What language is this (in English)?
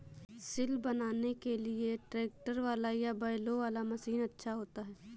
Hindi